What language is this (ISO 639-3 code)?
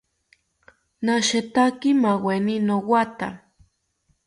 cpy